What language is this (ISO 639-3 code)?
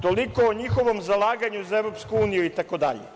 srp